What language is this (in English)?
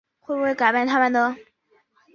Chinese